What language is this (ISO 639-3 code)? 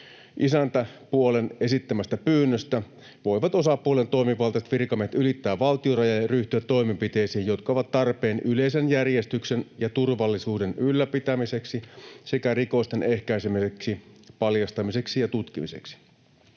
fin